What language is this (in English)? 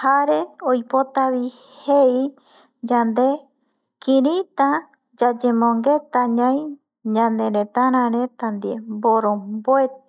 Eastern Bolivian Guaraní